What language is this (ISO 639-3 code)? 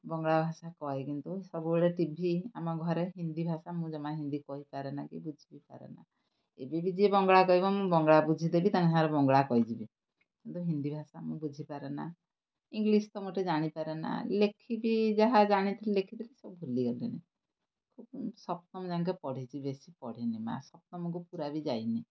ori